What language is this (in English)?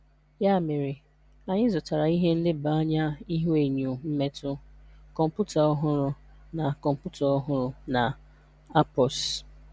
Igbo